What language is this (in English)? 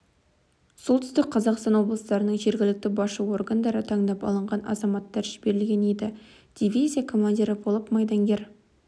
Kazakh